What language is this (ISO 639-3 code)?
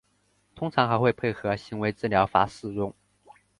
zho